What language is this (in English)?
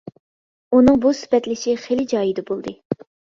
Uyghur